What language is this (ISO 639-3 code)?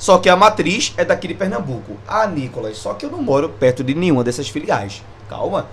por